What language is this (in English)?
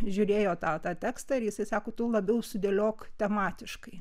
Lithuanian